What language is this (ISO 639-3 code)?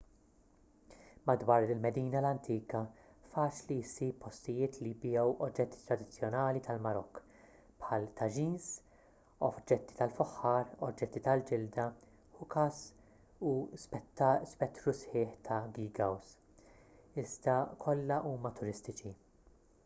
mlt